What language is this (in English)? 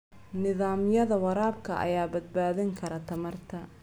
Somali